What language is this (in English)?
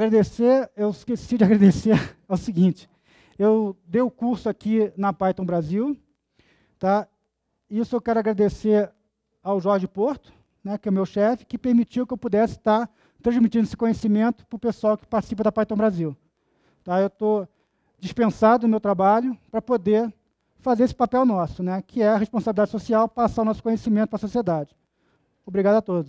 Portuguese